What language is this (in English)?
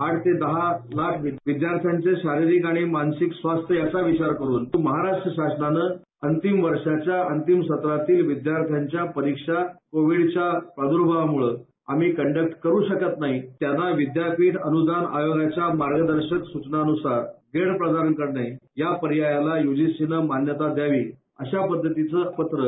Marathi